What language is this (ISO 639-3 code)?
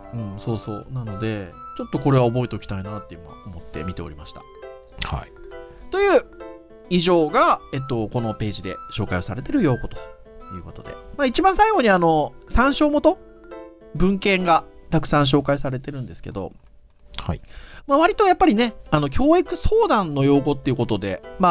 jpn